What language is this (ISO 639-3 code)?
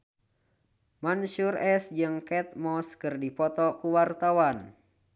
sun